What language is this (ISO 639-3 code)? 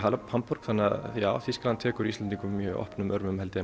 isl